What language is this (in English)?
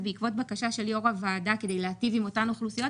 Hebrew